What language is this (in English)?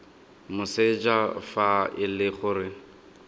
Tswana